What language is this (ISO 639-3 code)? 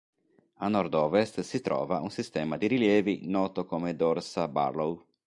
ita